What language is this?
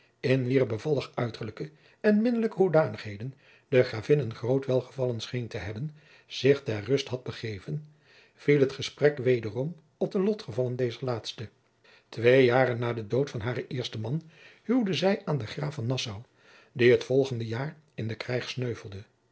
Dutch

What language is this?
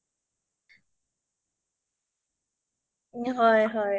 Assamese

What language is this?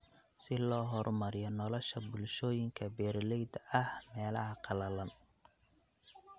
Somali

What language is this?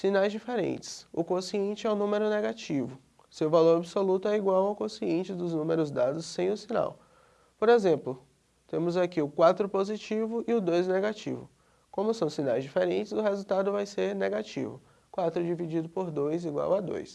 Portuguese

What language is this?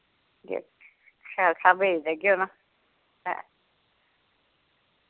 Dogri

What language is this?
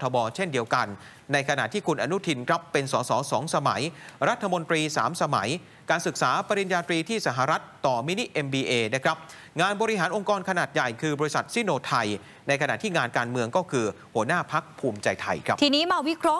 Thai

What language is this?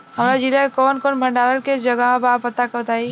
Bhojpuri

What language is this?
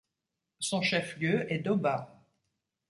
French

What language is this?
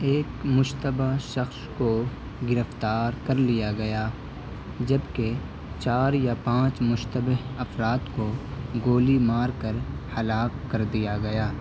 Urdu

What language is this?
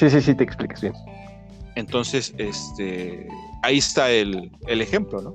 Spanish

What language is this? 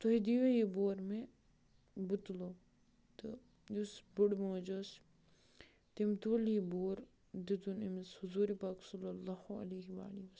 Kashmiri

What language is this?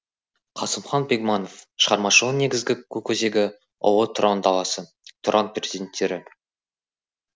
Kazakh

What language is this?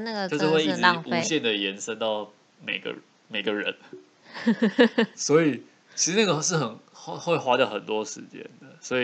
Chinese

